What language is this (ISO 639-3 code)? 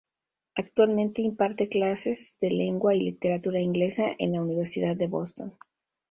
spa